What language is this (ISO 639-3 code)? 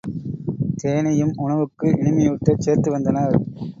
tam